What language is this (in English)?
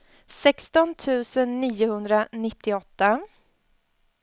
Swedish